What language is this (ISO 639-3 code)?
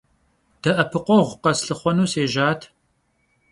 kbd